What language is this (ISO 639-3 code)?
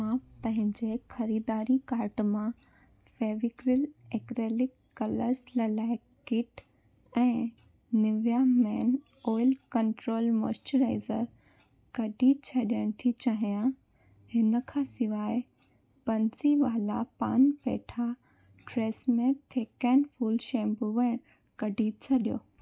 snd